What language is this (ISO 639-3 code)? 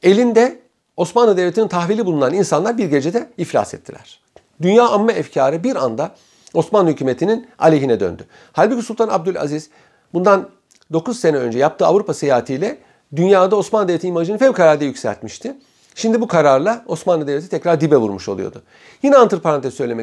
tur